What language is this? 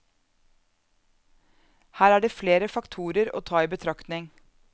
Norwegian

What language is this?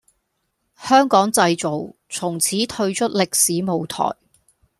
Cantonese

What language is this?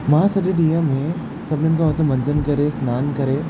Sindhi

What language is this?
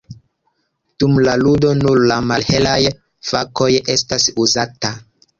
Esperanto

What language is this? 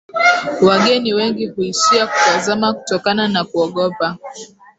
Swahili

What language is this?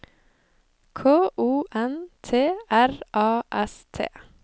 Norwegian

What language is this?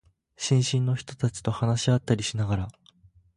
Japanese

